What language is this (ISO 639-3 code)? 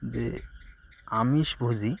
ben